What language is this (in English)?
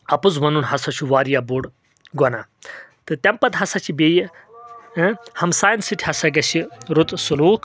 Kashmiri